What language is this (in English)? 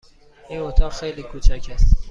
Persian